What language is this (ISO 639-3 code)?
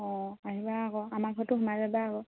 asm